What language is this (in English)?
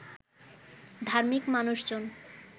Bangla